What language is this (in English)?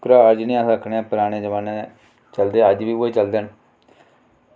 Dogri